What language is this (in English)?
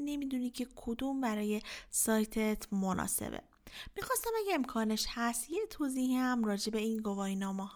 Persian